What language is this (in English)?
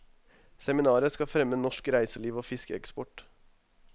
Norwegian